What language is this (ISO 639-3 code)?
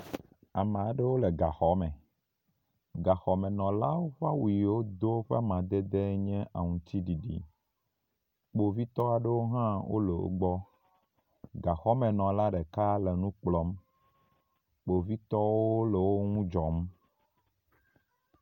ewe